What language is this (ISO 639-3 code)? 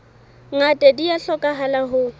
sot